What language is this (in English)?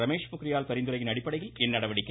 Tamil